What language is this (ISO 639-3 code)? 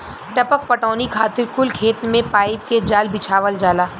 bho